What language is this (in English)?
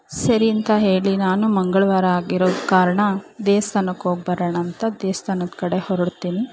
Kannada